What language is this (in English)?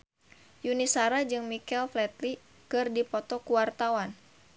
Sundanese